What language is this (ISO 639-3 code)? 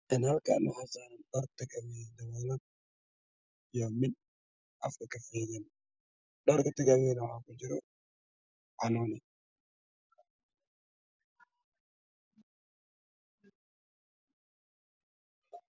som